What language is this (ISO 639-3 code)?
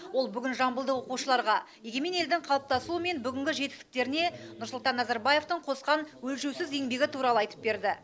kaz